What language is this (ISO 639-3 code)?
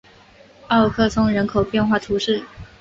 zho